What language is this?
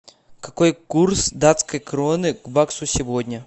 Russian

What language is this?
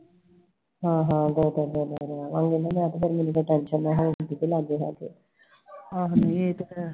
Punjabi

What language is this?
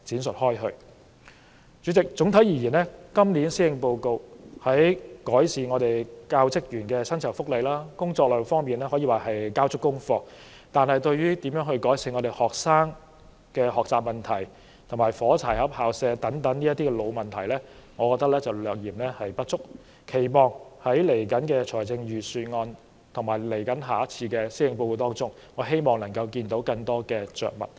Cantonese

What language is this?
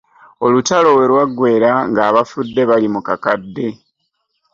Ganda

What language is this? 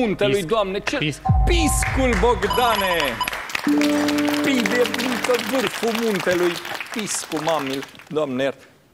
Romanian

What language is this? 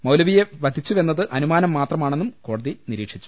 Malayalam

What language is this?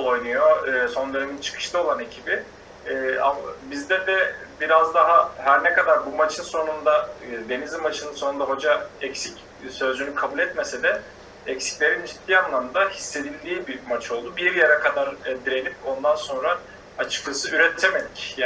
Turkish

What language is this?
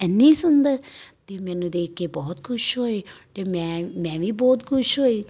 Punjabi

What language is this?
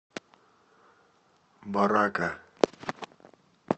Russian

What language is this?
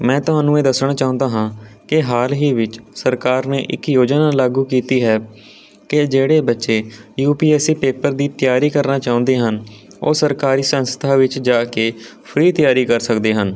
Punjabi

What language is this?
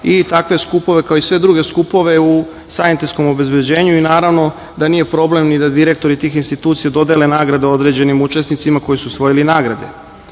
Serbian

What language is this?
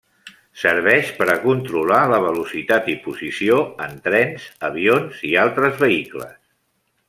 Catalan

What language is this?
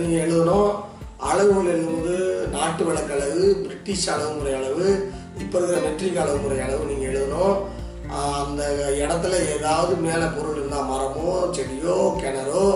Tamil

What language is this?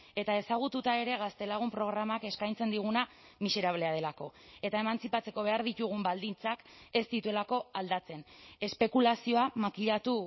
Basque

